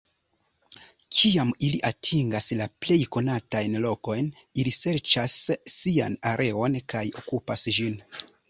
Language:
Esperanto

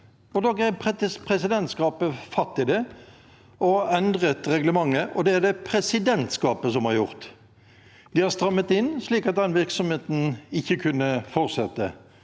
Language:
Norwegian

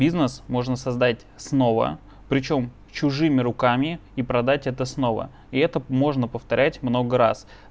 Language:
Russian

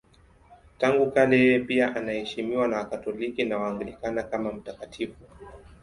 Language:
Swahili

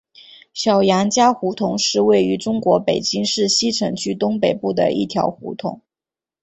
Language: Chinese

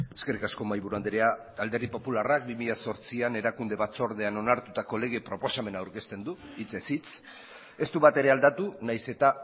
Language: Basque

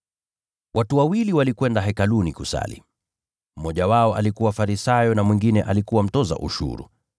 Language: Swahili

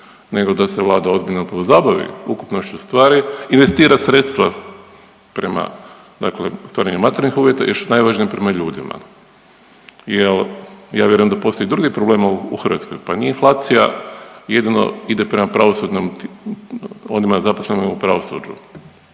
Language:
Croatian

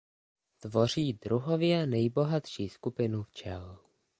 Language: Czech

